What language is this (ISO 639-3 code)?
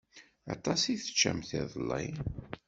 kab